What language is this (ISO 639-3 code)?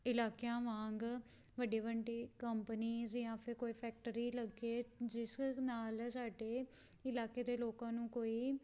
pan